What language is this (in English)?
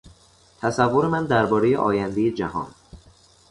Persian